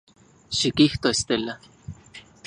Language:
Central Puebla Nahuatl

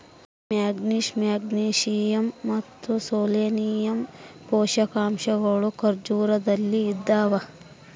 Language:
Kannada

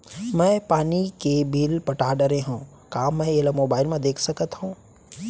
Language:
Chhattisgarhi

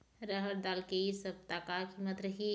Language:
Chhattisgarhi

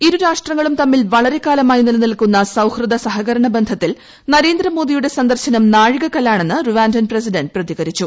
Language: Malayalam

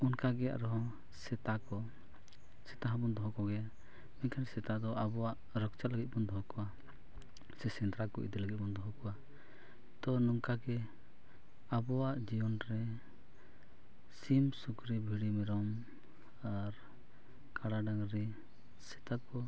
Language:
Santali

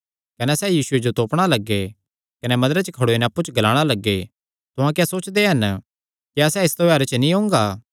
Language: Kangri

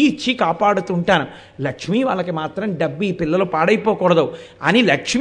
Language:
Telugu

